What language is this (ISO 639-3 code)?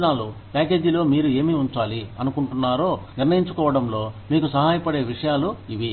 tel